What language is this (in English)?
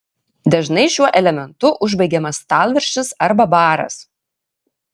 Lithuanian